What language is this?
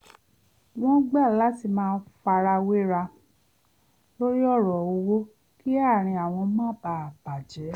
Yoruba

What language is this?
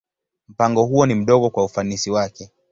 Swahili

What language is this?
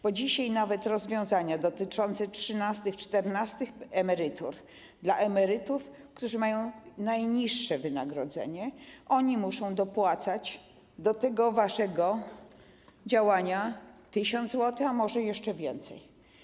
Polish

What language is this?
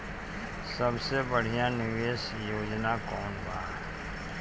Bhojpuri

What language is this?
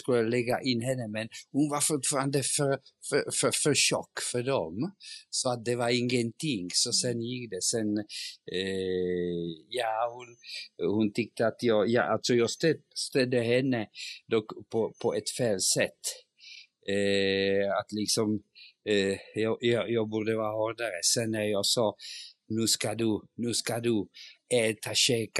Swedish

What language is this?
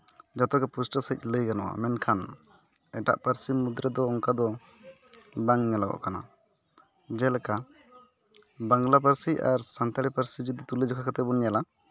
Santali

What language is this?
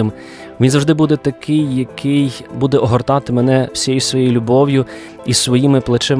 Ukrainian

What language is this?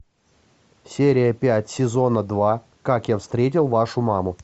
Russian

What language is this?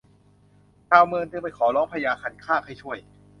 Thai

